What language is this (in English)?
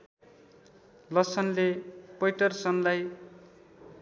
Nepali